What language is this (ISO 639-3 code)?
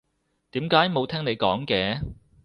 yue